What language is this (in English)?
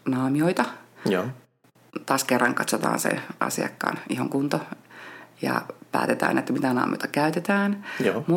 Finnish